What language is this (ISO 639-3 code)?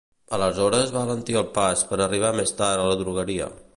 cat